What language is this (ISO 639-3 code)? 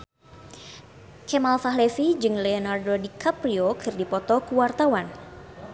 sun